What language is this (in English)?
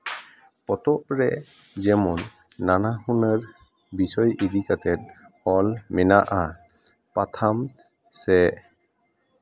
Santali